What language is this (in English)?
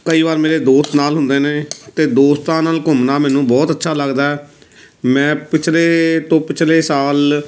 Punjabi